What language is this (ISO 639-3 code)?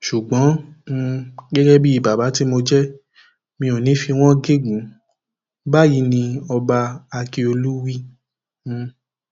yor